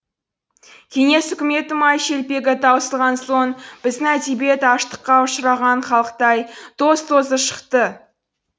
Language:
Kazakh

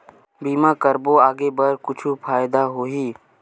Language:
Chhattisgarhi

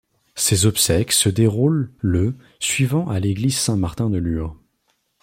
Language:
French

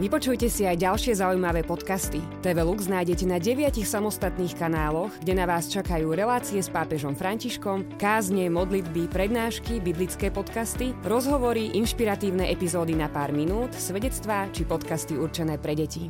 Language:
Slovak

